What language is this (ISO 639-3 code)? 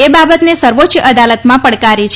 guj